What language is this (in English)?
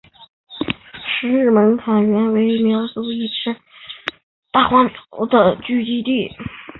Chinese